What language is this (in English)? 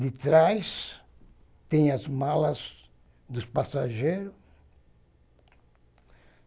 Portuguese